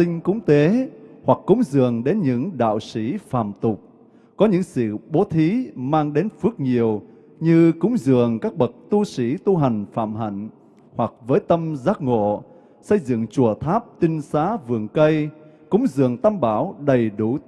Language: Vietnamese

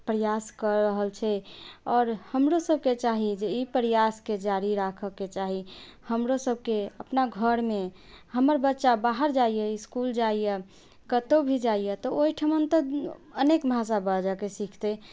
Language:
Maithili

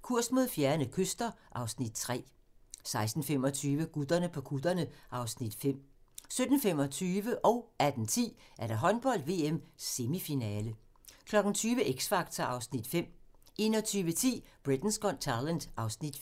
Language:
Danish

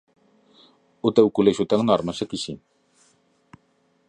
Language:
Galician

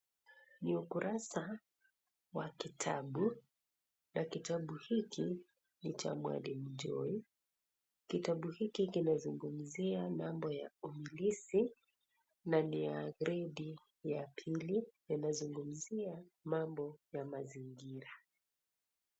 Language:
Swahili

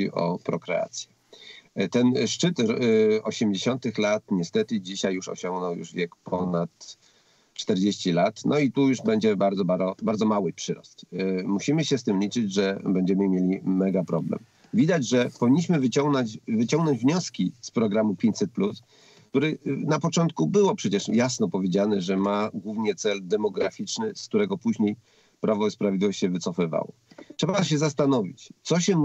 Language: Polish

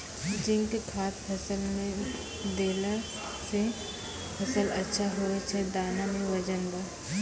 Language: Maithili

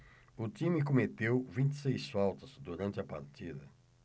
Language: Portuguese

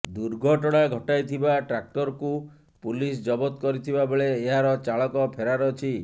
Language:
Odia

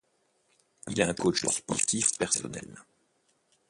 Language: French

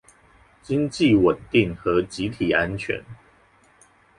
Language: Chinese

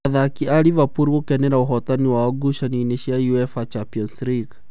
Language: Kikuyu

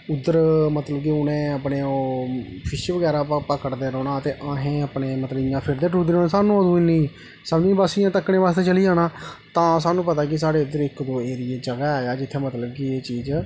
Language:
Dogri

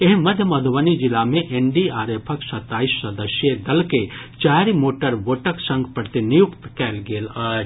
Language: Maithili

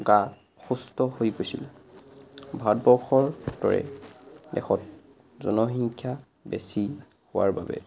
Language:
Assamese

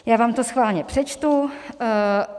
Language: Czech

